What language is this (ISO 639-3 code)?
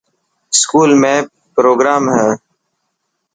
mki